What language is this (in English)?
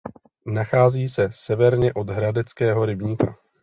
Czech